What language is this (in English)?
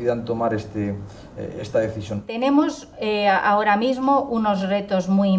Spanish